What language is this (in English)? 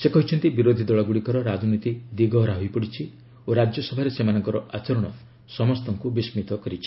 Odia